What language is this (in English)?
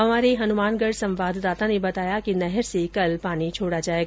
Hindi